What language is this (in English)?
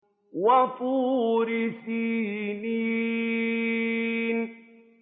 Arabic